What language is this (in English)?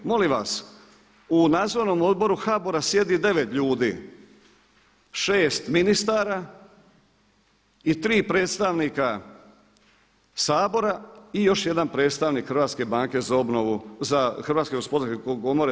Croatian